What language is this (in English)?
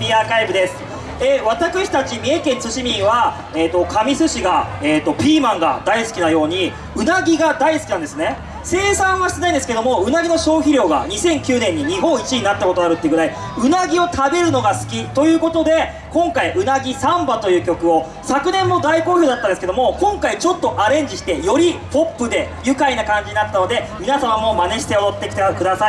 Japanese